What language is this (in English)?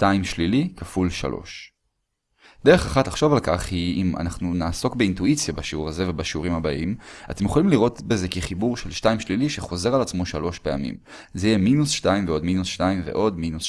Hebrew